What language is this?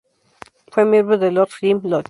Spanish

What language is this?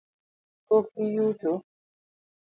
Luo (Kenya and Tanzania)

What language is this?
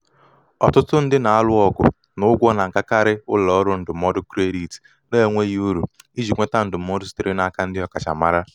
Igbo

